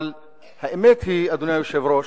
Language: Hebrew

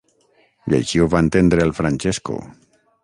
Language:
Catalan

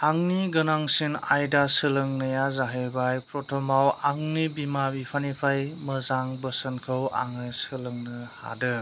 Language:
Bodo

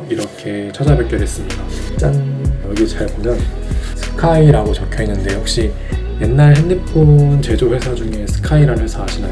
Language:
Korean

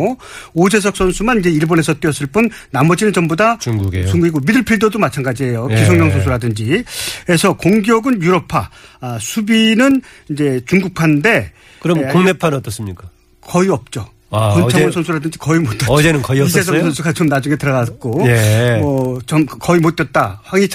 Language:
Korean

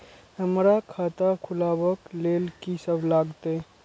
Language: Maithili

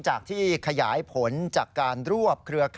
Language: Thai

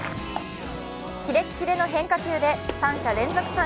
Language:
Japanese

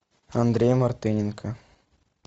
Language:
Russian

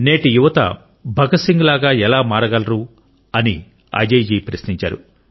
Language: Telugu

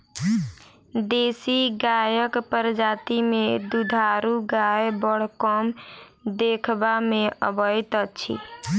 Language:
Maithili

